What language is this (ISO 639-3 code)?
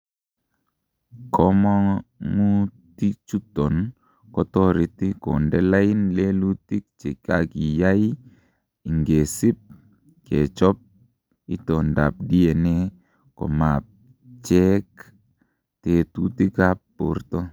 kln